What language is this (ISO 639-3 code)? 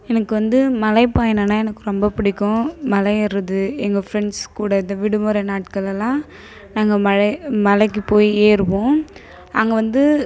tam